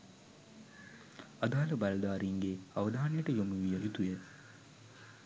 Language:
Sinhala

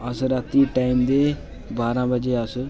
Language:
Dogri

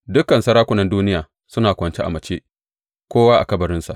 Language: Hausa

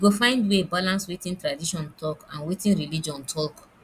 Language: Nigerian Pidgin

